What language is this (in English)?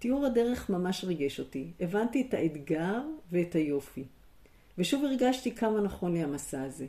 Hebrew